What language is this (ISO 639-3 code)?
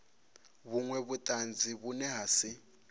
ven